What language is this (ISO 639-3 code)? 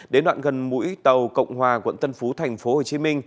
vie